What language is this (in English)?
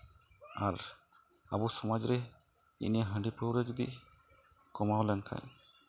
Santali